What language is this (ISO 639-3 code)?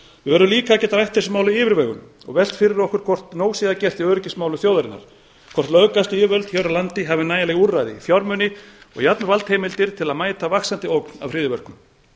isl